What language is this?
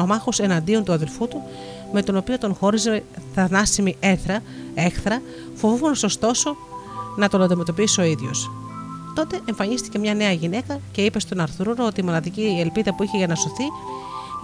Greek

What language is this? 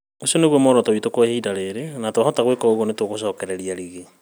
Kikuyu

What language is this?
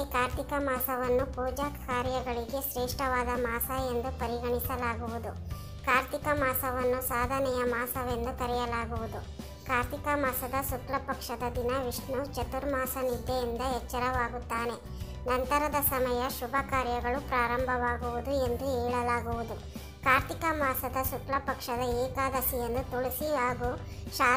Indonesian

